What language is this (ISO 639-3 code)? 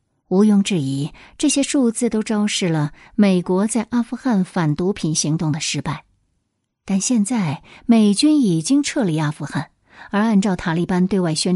zho